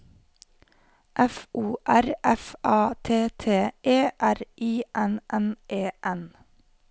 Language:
Norwegian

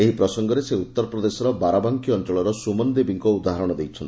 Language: Odia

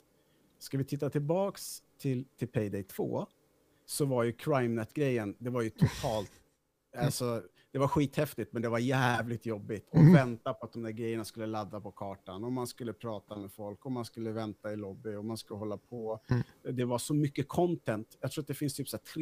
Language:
Swedish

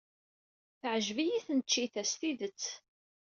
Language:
Kabyle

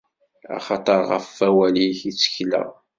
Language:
Kabyle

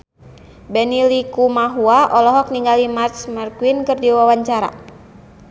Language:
Sundanese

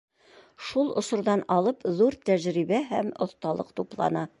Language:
Bashkir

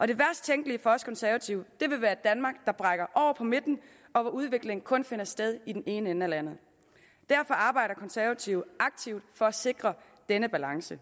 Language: Danish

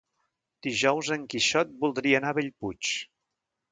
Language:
Catalan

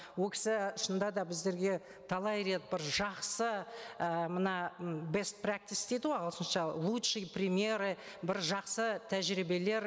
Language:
Kazakh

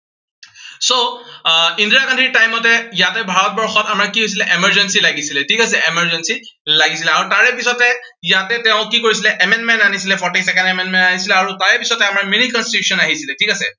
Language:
Assamese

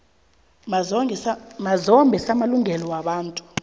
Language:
South Ndebele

